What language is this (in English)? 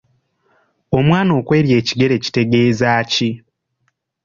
Ganda